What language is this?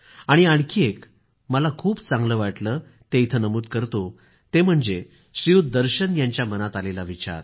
Marathi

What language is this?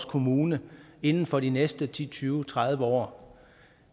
Danish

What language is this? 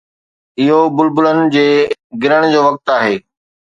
Sindhi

